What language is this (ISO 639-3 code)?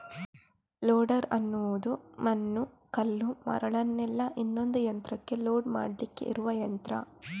kan